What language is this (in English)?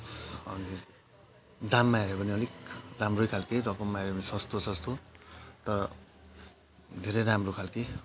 Nepali